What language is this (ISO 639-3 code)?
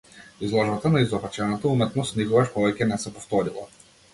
mkd